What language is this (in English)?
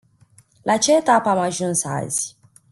Romanian